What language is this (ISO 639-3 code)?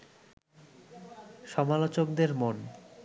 ben